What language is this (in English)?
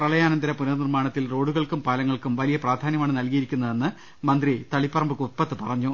Malayalam